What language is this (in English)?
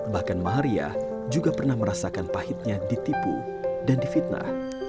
Indonesian